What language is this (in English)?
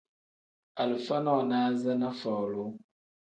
Tem